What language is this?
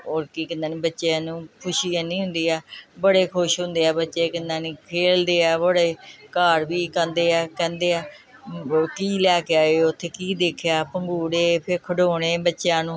Punjabi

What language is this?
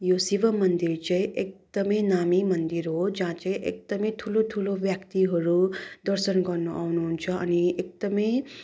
Nepali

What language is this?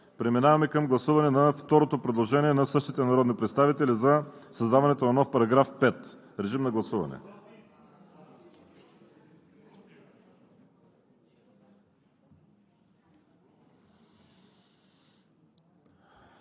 Bulgarian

